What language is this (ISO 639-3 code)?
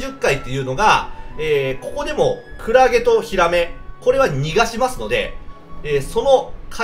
jpn